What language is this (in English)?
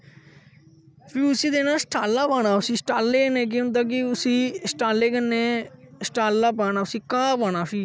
Dogri